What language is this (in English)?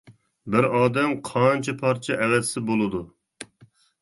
Uyghur